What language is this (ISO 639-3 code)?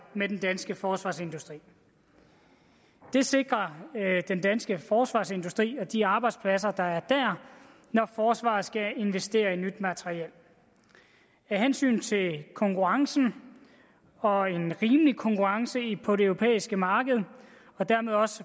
dan